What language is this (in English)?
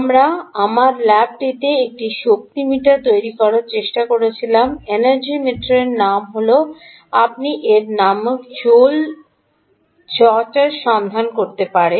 Bangla